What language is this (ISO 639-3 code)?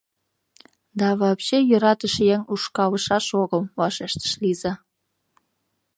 chm